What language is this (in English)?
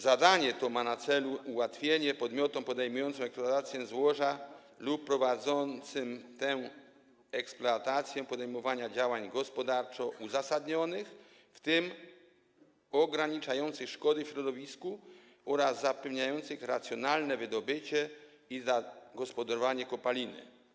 Polish